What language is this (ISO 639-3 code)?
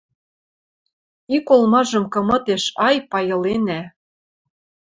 mrj